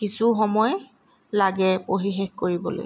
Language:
Assamese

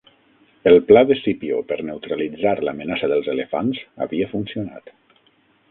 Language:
Catalan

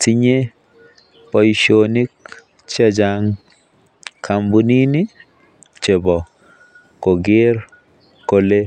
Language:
Kalenjin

